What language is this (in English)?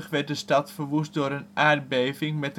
Dutch